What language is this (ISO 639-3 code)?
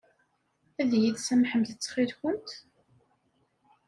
kab